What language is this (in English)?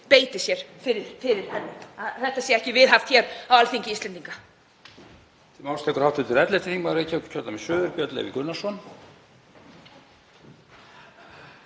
Icelandic